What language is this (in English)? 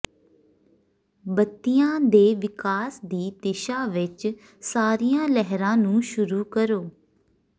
Punjabi